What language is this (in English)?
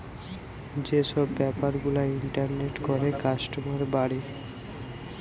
Bangla